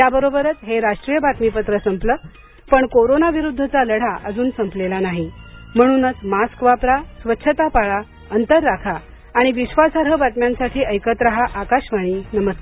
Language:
Marathi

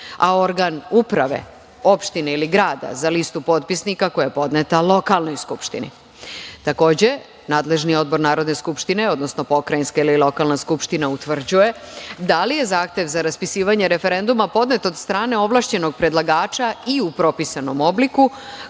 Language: Serbian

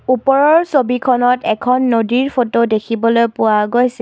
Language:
Assamese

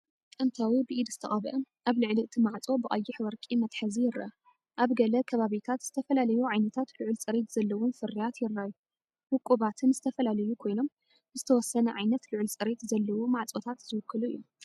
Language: Tigrinya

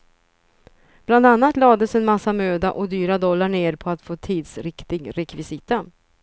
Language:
Swedish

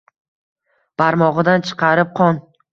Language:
Uzbek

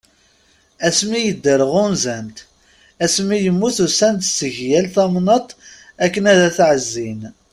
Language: Kabyle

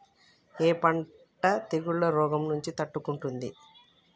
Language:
Telugu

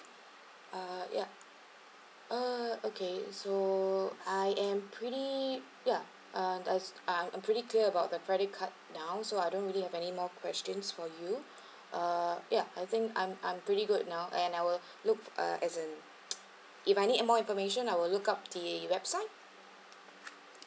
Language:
English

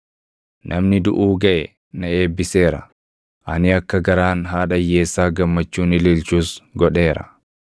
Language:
Oromo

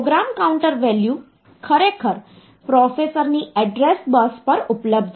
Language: Gujarati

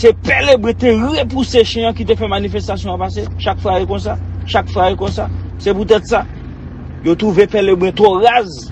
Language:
French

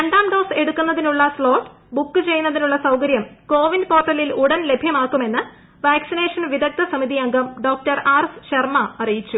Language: Malayalam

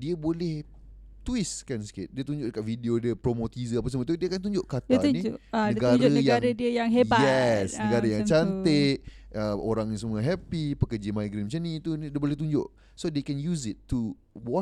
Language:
Malay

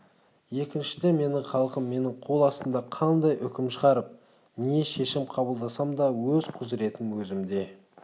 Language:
Kazakh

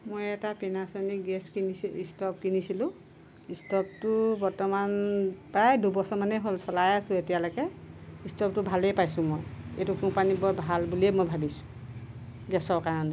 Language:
Assamese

